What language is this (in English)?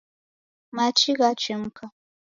Taita